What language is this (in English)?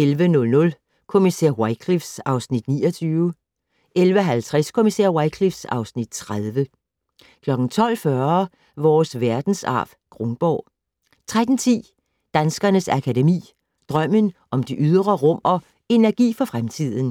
Danish